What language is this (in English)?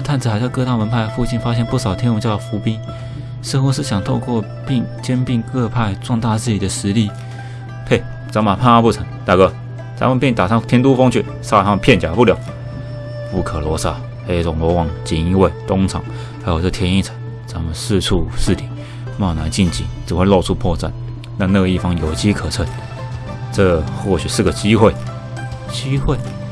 Chinese